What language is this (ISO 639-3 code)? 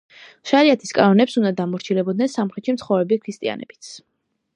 kat